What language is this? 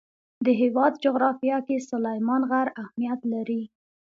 Pashto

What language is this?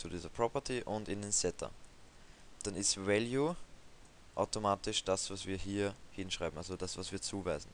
German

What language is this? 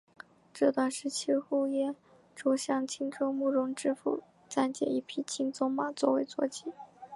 Chinese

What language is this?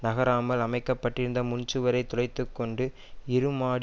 Tamil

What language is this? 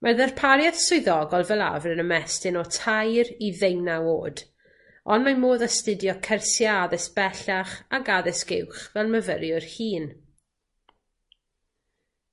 Welsh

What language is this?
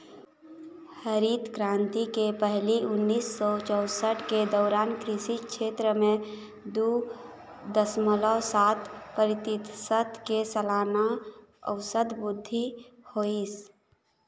Chhattisgarhi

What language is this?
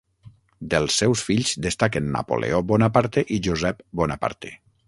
Catalan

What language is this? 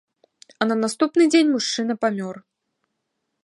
Belarusian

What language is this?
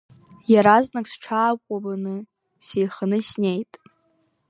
Abkhazian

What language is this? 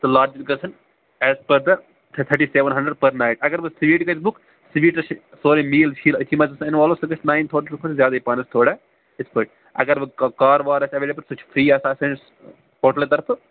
Kashmiri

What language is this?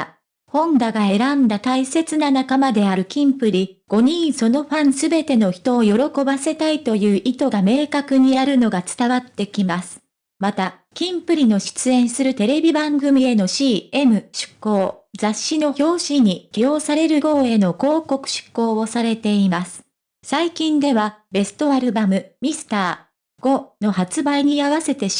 Japanese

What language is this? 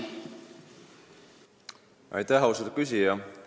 Estonian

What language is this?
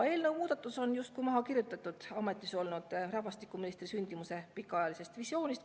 Estonian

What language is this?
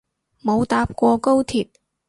Cantonese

